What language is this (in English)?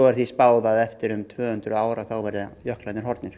Icelandic